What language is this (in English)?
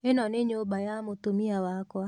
Kikuyu